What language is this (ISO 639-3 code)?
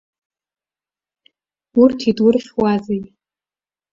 abk